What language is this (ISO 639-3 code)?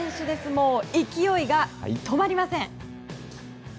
jpn